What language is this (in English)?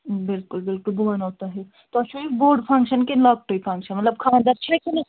Kashmiri